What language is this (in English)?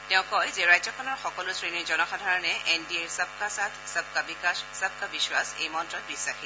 Assamese